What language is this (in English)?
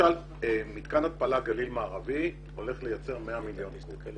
Hebrew